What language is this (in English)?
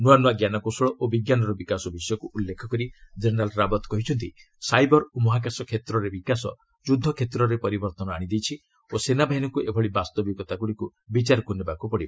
Odia